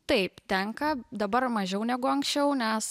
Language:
Lithuanian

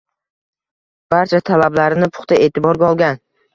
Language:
Uzbek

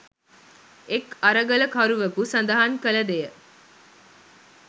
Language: Sinhala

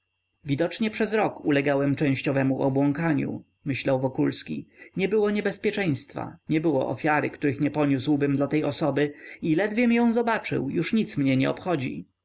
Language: Polish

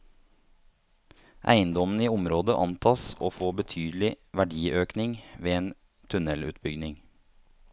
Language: Norwegian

